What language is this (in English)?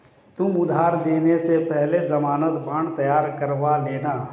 Hindi